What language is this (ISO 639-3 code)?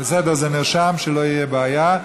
heb